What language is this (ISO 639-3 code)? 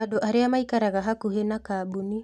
kik